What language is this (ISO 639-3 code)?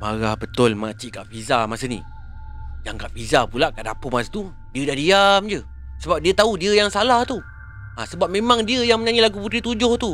msa